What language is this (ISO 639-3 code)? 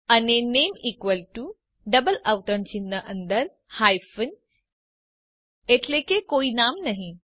guj